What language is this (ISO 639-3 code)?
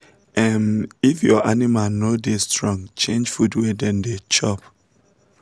pcm